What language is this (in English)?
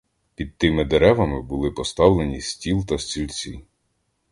Ukrainian